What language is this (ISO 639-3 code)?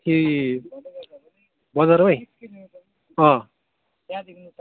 nep